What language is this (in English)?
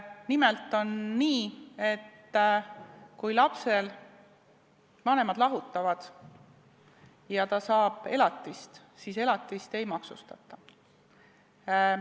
Estonian